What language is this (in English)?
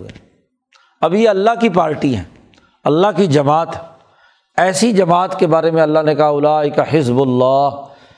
Urdu